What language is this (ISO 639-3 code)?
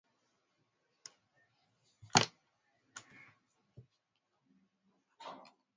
swa